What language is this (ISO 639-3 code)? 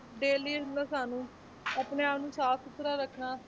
pan